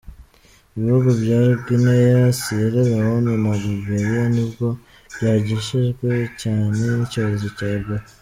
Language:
Kinyarwanda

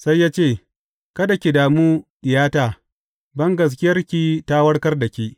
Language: Hausa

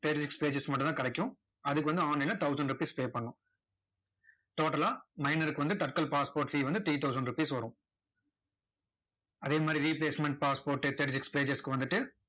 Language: Tamil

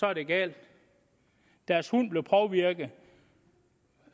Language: Danish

